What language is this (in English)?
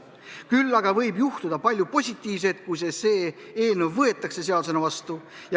Estonian